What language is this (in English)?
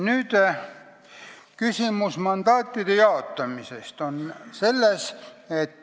Estonian